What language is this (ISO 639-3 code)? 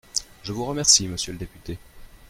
fra